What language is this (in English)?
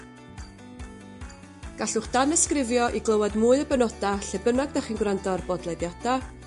Welsh